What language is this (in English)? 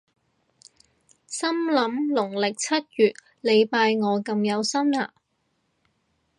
Cantonese